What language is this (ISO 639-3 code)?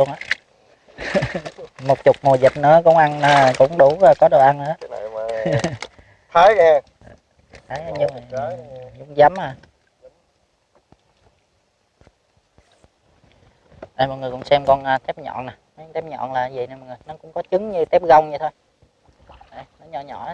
vie